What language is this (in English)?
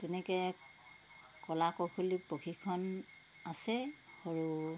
Assamese